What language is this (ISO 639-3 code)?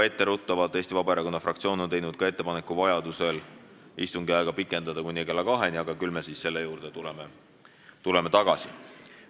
est